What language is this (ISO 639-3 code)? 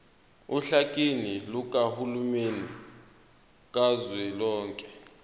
zul